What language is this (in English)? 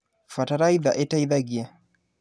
Kikuyu